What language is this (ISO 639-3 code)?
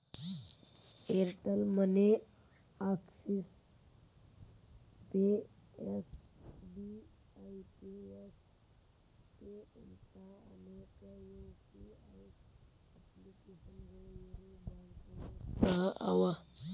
kan